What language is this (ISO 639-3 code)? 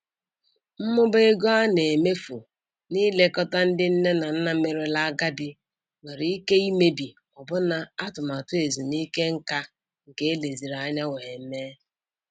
ibo